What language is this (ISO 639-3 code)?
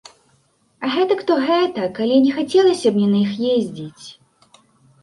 bel